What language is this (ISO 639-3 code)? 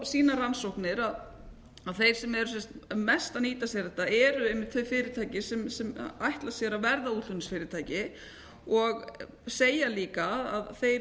isl